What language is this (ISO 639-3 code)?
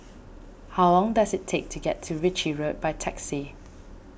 eng